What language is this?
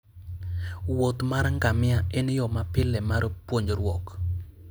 Luo (Kenya and Tanzania)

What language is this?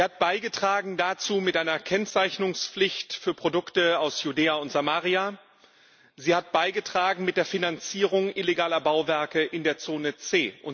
German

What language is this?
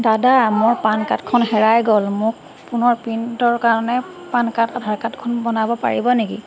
Assamese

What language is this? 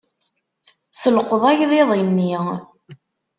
Kabyle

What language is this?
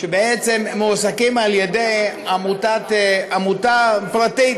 Hebrew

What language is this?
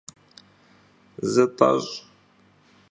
Kabardian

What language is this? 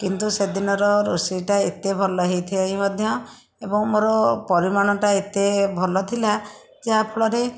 Odia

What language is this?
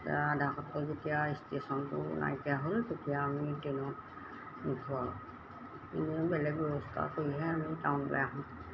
Assamese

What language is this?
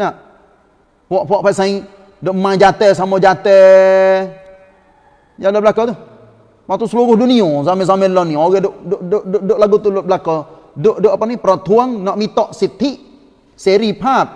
Malay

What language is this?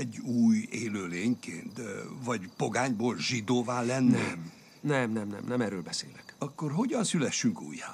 Hungarian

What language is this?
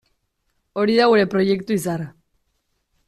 Basque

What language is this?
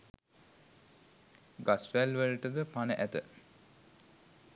Sinhala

